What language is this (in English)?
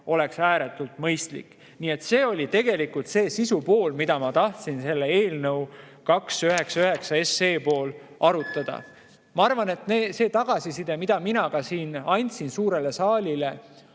Estonian